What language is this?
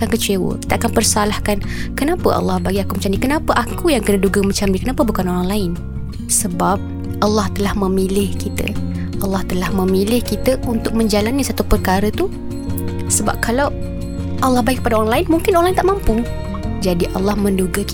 Malay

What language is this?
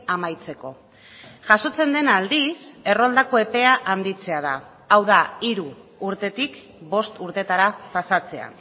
Basque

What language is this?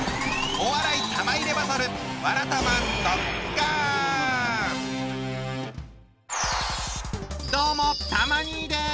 Japanese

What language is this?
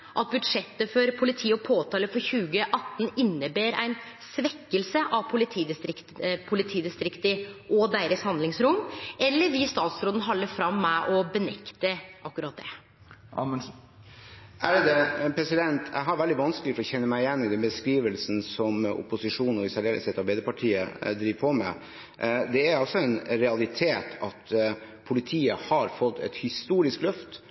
Norwegian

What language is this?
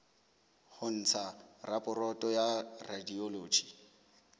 Southern Sotho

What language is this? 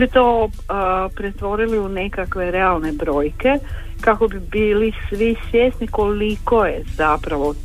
Croatian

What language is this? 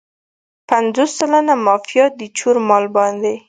Pashto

